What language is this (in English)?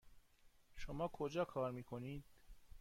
Persian